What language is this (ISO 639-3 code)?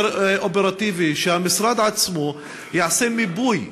heb